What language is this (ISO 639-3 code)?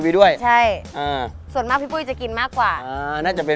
tha